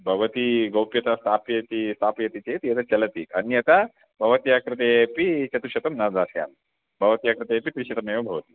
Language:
Sanskrit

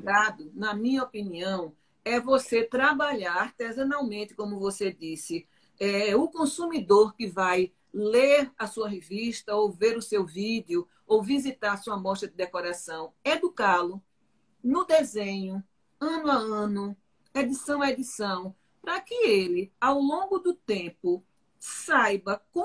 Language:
Portuguese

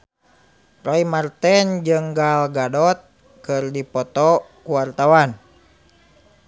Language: Sundanese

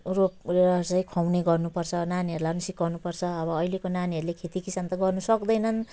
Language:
Nepali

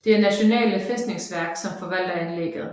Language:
Danish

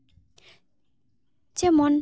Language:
Santali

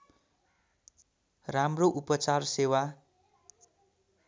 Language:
Nepali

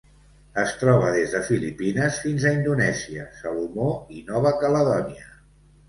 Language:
Catalan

